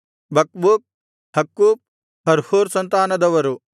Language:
Kannada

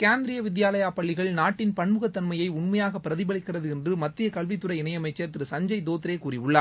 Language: Tamil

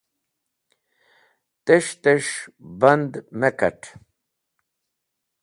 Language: Wakhi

